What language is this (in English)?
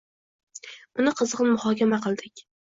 Uzbek